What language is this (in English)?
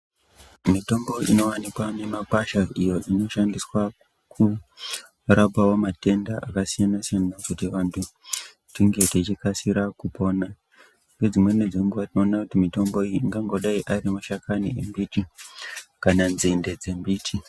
Ndau